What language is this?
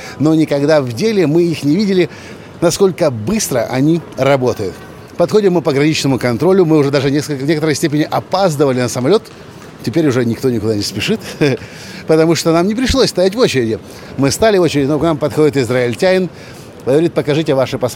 Russian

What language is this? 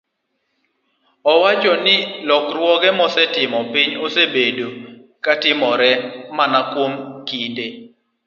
Luo (Kenya and Tanzania)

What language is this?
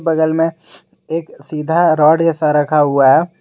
Hindi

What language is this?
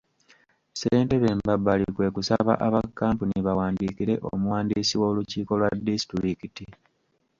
Ganda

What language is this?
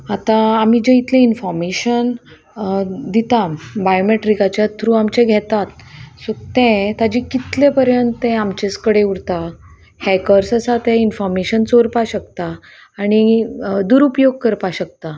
Konkani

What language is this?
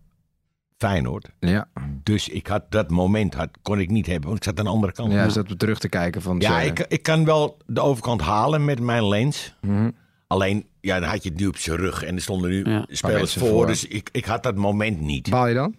Dutch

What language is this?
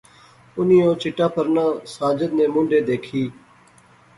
Pahari-Potwari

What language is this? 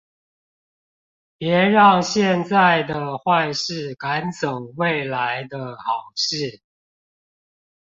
Chinese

